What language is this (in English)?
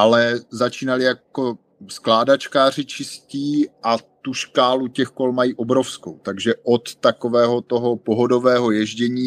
Czech